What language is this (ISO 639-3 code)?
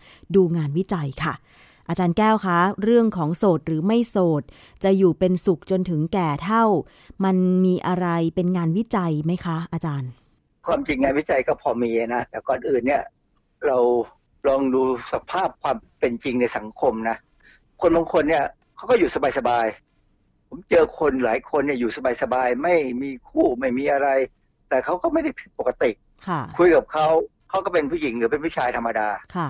tha